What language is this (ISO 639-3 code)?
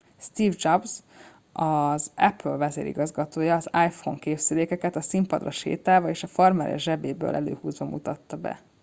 hun